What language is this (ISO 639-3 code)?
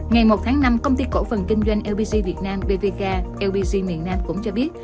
vie